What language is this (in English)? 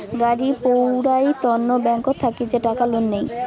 Bangla